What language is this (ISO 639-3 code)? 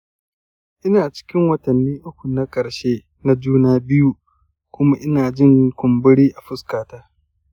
hau